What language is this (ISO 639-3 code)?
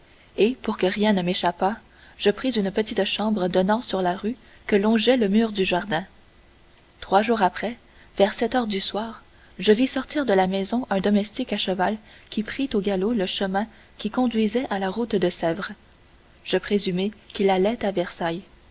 fra